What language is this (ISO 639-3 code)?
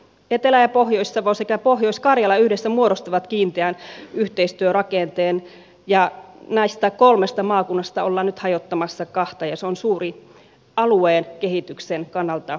fin